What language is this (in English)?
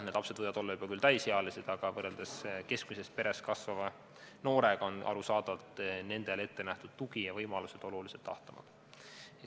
Estonian